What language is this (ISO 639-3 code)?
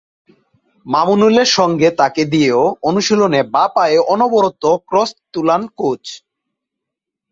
ben